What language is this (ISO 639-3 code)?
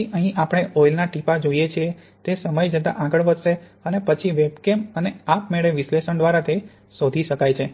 guj